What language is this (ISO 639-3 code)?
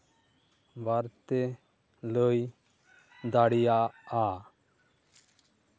sat